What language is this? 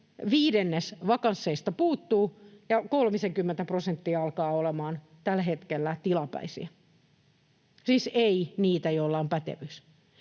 Finnish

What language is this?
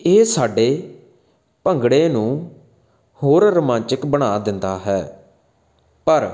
Punjabi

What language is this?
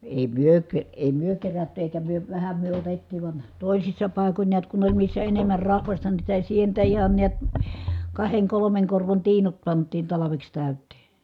Finnish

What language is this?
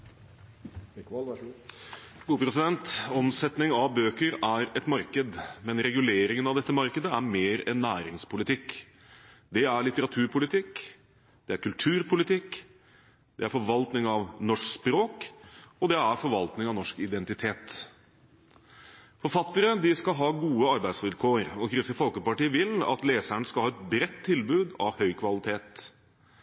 Norwegian Bokmål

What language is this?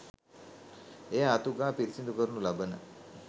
Sinhala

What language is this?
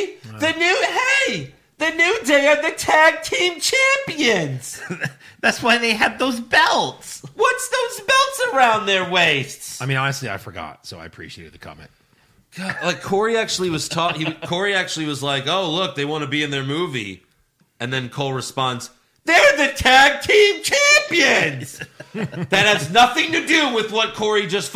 English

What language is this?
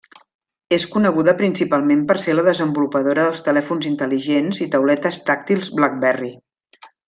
Catalan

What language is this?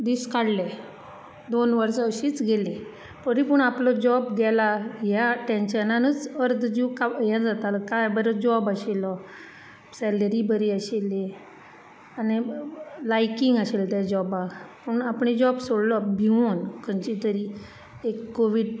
Konkani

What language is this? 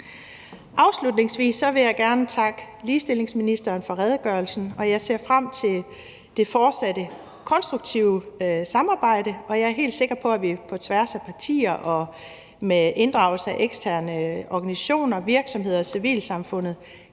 Danish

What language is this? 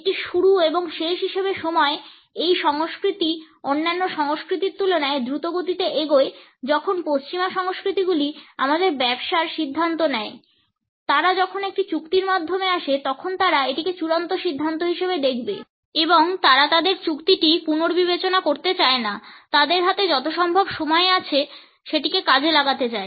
Bangla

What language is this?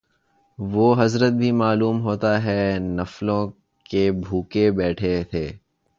Urdu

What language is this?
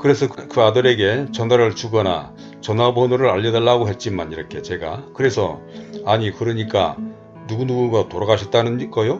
Korean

